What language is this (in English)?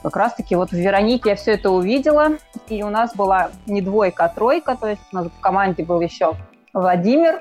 Russian